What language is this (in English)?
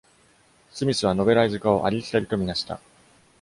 Japanese